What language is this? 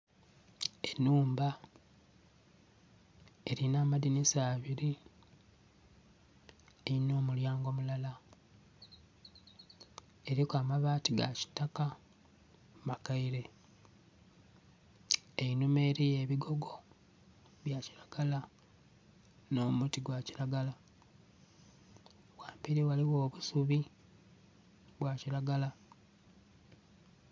Soga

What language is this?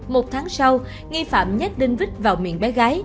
Vietnamese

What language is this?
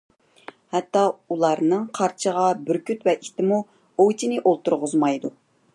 Uyghur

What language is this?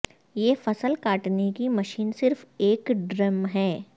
Urdu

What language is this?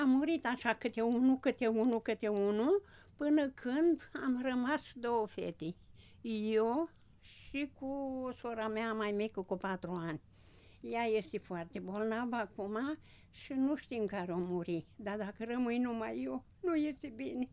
Romanian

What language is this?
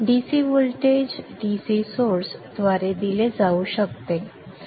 Marathi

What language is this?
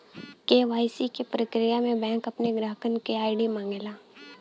Bhojpuri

